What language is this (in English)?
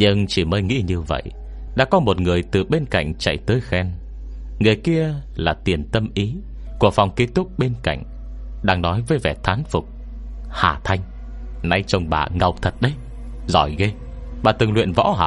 Vietnamese